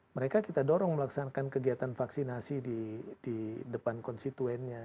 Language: Indonesian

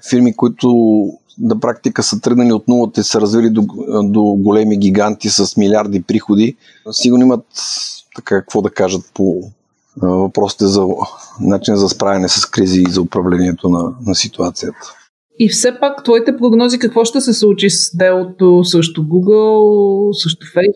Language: Bulgarian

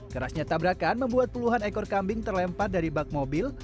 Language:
Indonesian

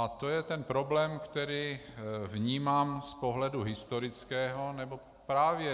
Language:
Czech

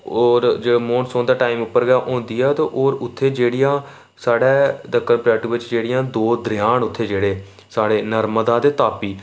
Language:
Dogri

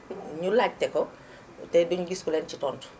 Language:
Wolof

